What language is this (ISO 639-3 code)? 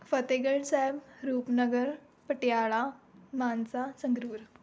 pan